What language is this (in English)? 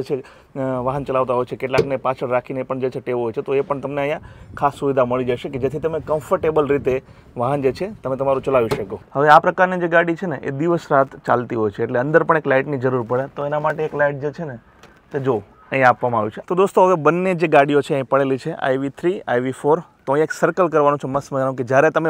Gujarati